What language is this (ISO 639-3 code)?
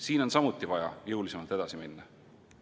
est